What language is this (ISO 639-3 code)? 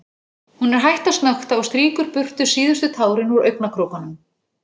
isl